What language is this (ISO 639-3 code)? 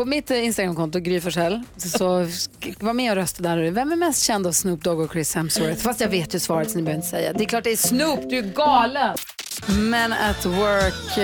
swe